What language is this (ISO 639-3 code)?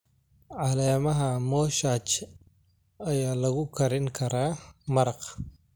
som